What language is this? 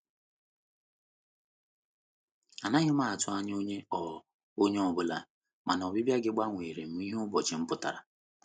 Igbo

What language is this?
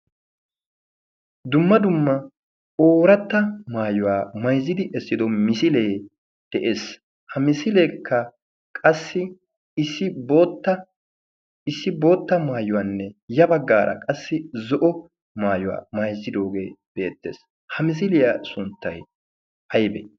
Wolaytta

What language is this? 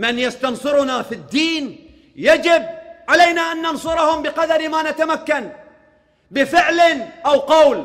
Arabic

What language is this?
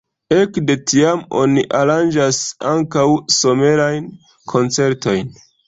Esperanto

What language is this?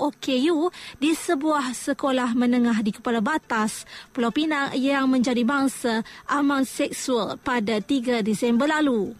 Malay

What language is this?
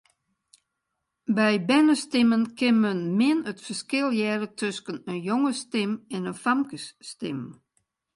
Western Frisian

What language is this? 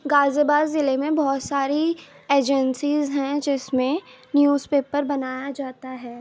Urdu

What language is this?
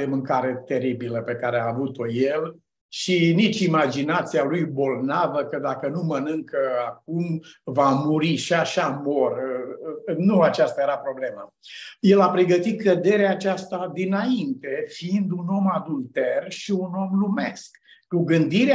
Romanian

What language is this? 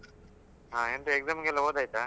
Kannada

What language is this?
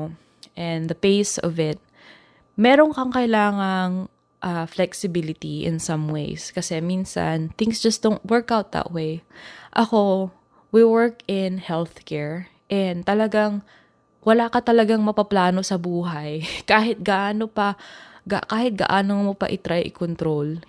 Filipino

